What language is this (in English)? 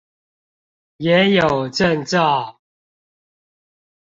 Chinese